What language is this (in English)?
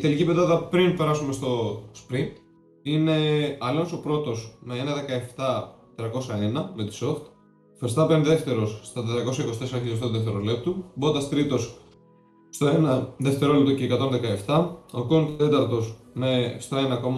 Greek